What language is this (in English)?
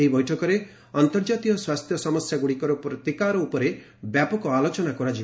Odia